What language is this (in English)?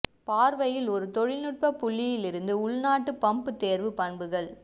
Tamil